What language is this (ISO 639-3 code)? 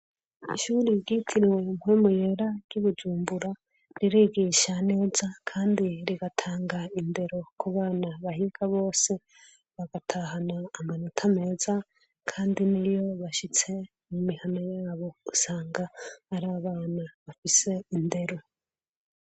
run